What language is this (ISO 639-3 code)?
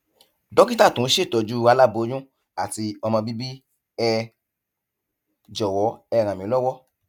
yor